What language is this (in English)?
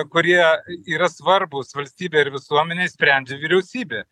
Lithuanian